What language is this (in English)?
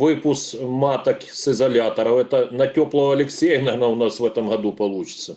Russian